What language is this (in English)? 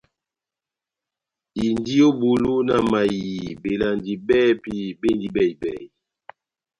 Batanga